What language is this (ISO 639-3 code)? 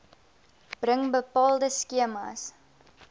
afr